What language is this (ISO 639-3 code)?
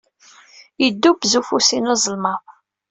kab